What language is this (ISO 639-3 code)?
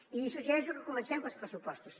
cat